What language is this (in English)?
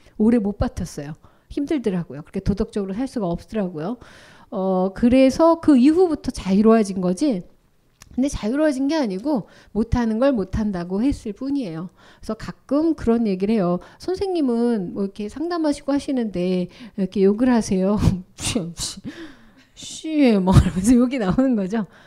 Korean